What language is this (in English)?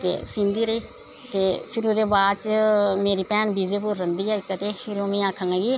Dogri